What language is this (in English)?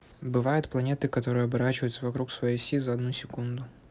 Russian